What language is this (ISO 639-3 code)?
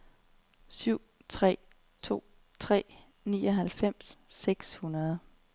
dan